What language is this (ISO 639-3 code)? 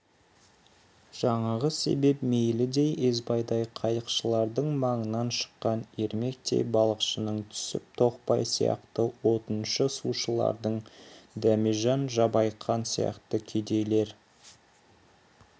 kaz